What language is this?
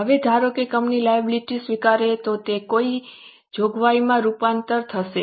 Gujarati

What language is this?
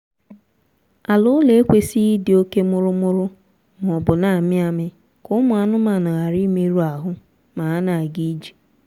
Igbo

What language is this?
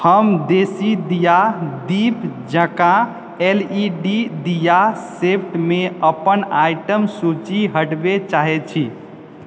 Maithili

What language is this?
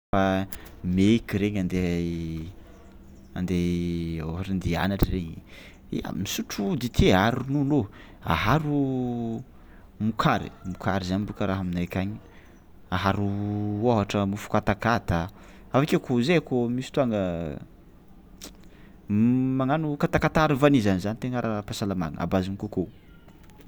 Tsimihety Malagasy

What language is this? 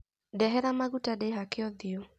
Kikuyu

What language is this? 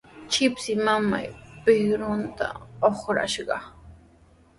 Sihuas Ancash Quechua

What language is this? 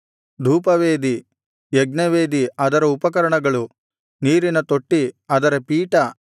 Kannada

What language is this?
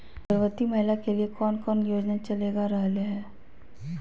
Magahi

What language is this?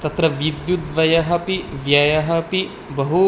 Sanskrit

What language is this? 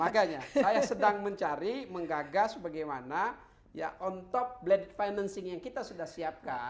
Indonesian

